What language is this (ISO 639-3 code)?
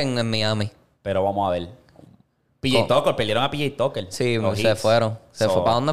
spa